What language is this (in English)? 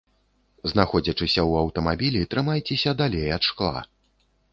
Belarusian